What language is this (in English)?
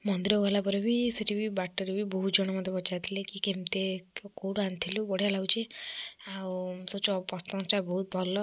Odia